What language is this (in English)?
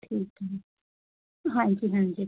Punjabi